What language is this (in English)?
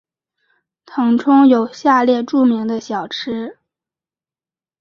Chinese